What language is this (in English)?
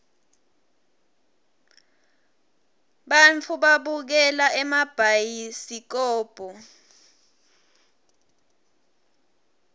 Swati